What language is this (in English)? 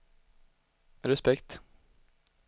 Swedish